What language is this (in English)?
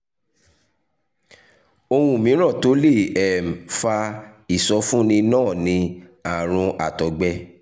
Yoruba